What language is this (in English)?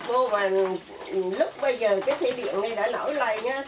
Vietnamese